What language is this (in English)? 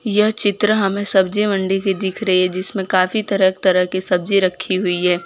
Hindi